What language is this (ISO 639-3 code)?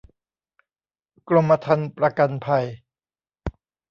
tha